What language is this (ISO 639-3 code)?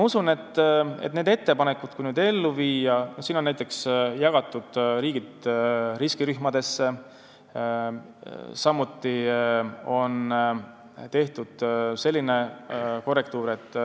est